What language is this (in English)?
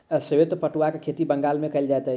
Maithili